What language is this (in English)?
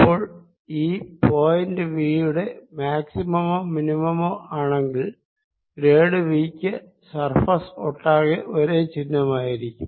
Malayalam